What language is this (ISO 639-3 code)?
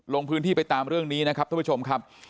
tha